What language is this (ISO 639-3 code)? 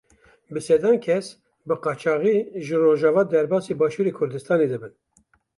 kur